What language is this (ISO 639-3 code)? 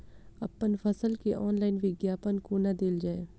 mai